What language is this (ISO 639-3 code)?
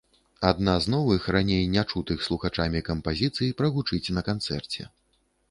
bel